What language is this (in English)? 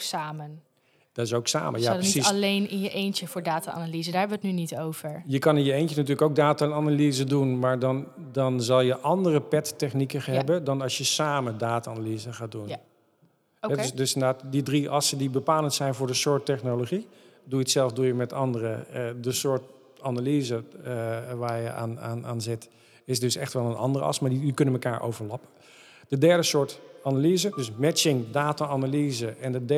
Dutch